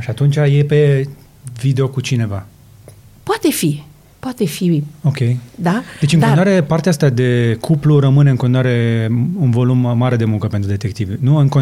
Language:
Romanian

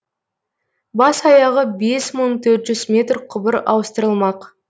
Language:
Kazakh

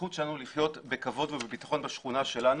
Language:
Hebrew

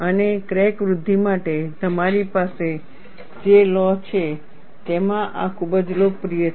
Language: Gujarati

